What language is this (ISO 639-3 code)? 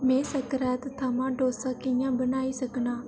doi